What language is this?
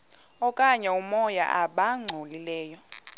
Xhosa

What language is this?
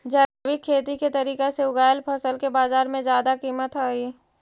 Magahi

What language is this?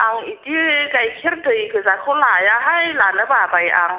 Bodo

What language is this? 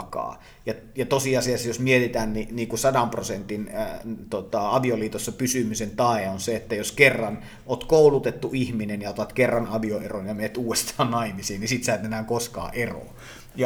Finnish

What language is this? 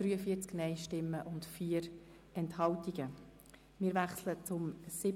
Swiss German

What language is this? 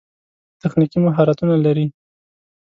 Pashto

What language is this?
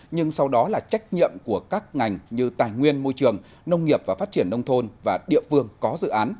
Vietnamese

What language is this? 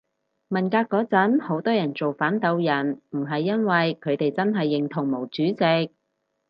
Cantonese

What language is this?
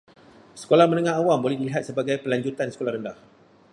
Malay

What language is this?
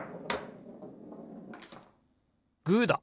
Japanese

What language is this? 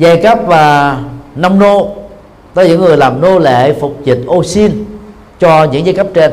Vietnamese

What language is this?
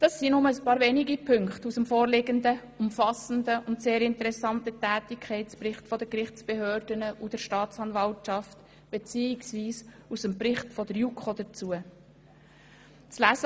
Swiss German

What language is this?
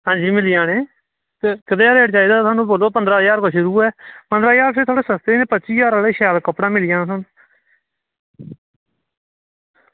Dogri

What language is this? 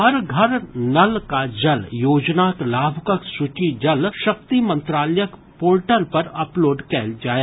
Maithili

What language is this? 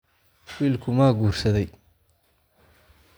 Somali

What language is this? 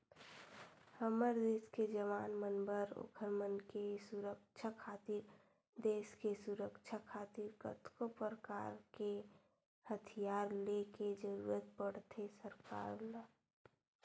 Chhattisgarhi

